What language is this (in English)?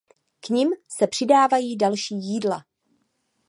Czech